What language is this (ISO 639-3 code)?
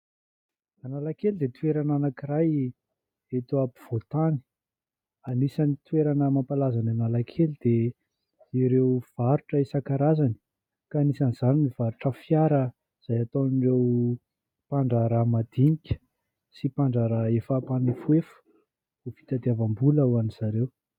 mlg